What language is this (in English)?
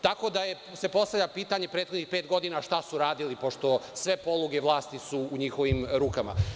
Serbian